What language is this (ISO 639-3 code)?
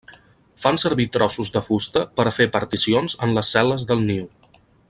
cat